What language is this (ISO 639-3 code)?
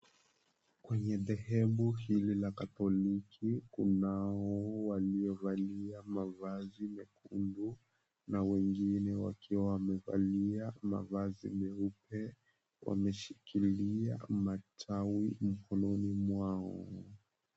swa